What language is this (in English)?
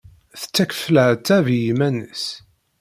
Kabyle